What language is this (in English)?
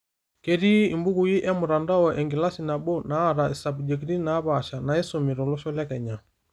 Masai